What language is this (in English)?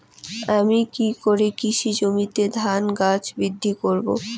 Bangla